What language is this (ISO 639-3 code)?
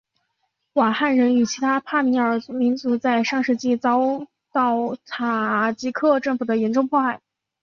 zho